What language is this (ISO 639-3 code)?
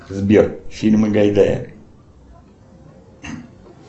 rus